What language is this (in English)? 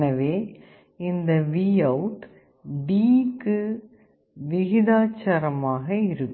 Tamil